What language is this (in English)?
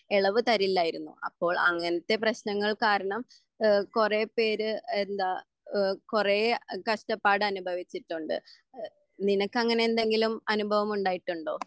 Malayalam